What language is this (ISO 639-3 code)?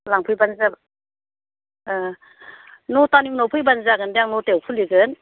brx